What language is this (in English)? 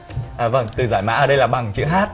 Vietnamese